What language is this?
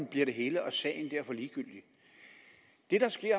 Danish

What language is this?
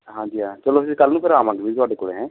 Punjabi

